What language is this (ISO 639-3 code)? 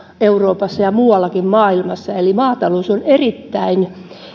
fin